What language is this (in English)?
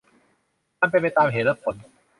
Thai